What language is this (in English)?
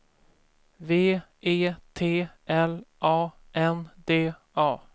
Swedish